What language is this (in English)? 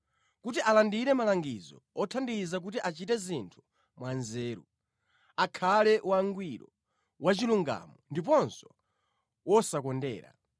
Nyanja